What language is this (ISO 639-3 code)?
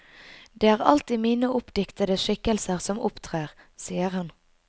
nor